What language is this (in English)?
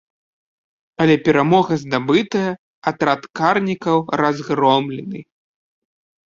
Belarusian